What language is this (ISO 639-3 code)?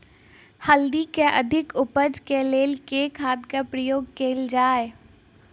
mai